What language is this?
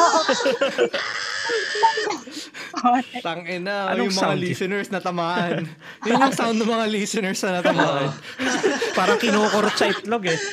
Filipino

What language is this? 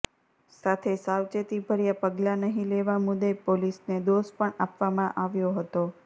Gujarati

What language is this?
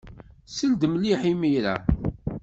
Kabyle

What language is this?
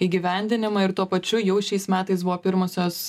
Lithuanian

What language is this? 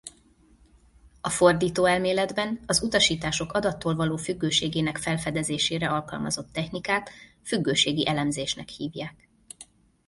Hungarian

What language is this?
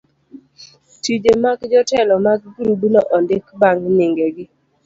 Luo (Kenya and Tanzania)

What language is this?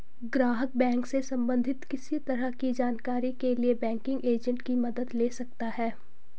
Hindi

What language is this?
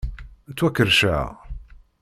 Kabyle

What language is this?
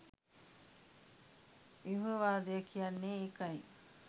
Sinhala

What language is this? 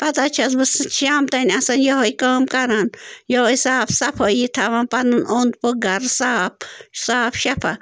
Kashmiri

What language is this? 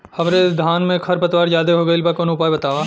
Bhojpuri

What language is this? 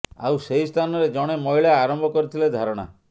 Odia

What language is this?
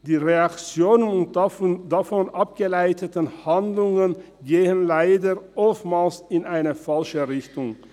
Swiss German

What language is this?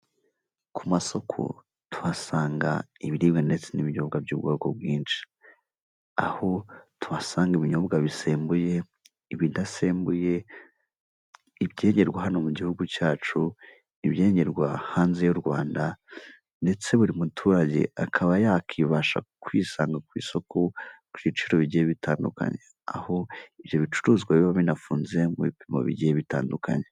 Kinyarwanda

